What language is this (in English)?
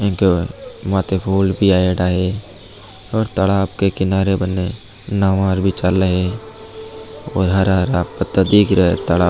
Marwari